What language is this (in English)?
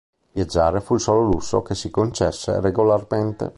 Italian